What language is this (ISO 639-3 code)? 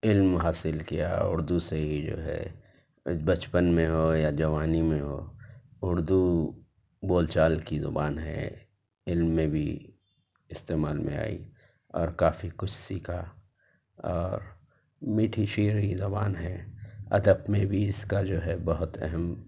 urd